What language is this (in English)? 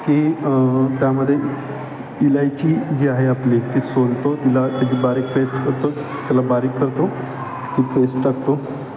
Marathi